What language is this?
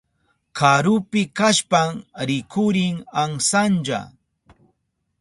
Southern Pastaza Quechua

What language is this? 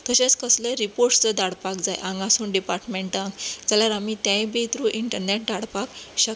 Konkani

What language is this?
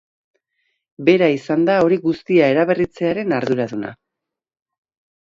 Basque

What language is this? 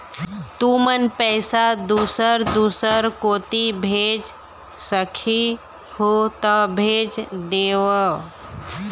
Chhattisgarhi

